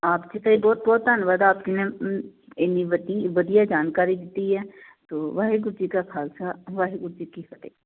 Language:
Punjabi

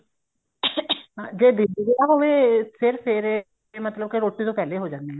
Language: Punjabi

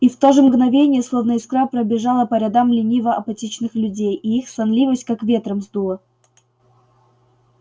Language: Russian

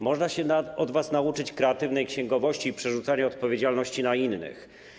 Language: Polish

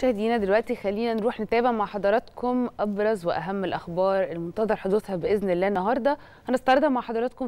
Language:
Arabic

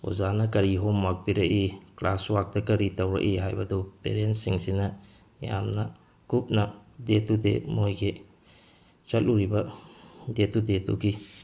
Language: Manipuri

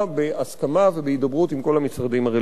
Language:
Hebrew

